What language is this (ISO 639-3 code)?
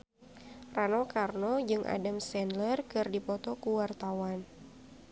sun